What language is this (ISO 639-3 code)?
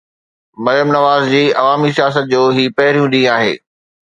snd